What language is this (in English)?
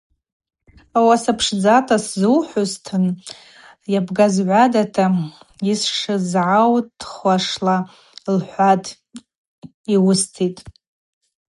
Abaza